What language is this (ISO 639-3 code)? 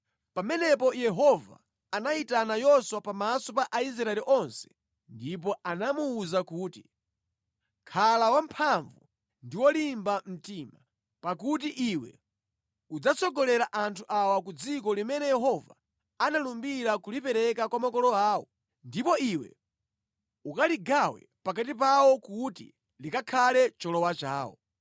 nya